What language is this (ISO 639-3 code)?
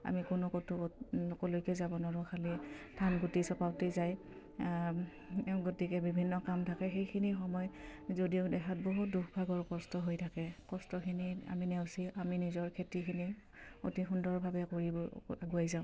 asm